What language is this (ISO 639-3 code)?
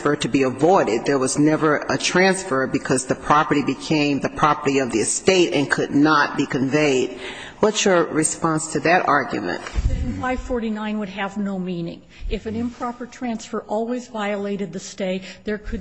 eng